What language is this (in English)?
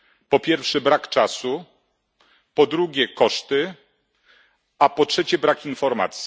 Polish